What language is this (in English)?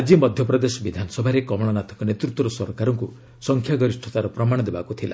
Odia